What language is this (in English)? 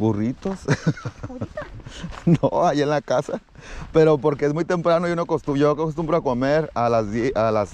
Spanish